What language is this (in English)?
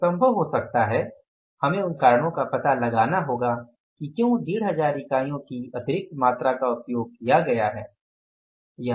Hindi